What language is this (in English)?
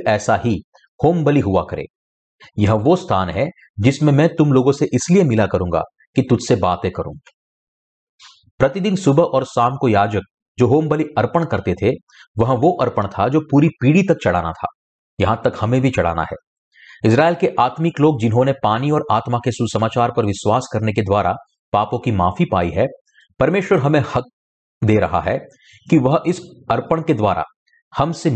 Hindi